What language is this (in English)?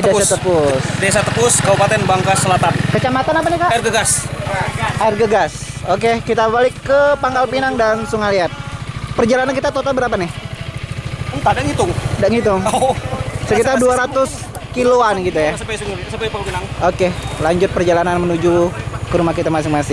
Indonesian